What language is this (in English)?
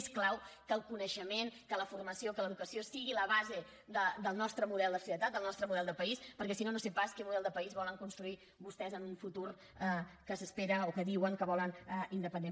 Catalan